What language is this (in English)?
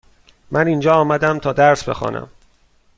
Persian